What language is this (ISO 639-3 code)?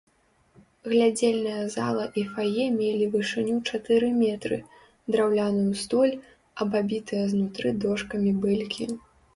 bel